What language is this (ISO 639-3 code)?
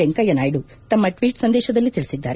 kan